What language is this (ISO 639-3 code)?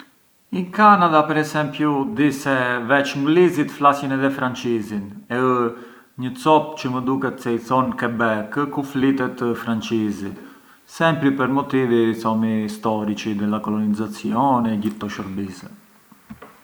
aae